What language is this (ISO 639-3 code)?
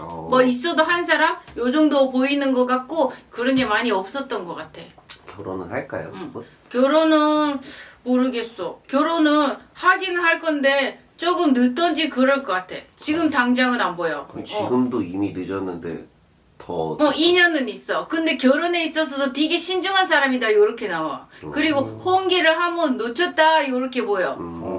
kor